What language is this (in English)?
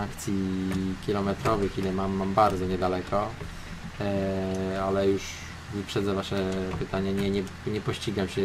Polish